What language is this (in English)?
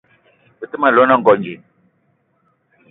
Eton (Cameroon)